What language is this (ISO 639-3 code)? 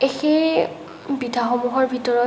asm